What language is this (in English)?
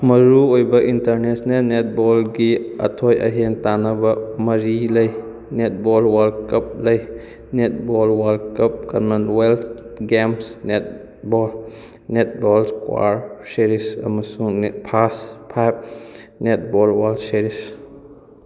Manipuri